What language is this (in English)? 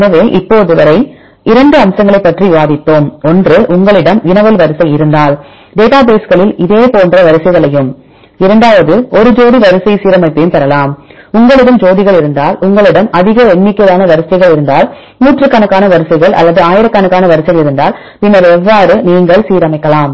Tamil